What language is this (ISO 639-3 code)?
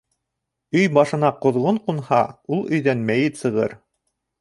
bak